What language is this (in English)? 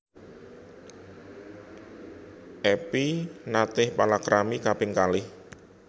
Javanese